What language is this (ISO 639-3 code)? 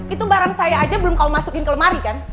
ind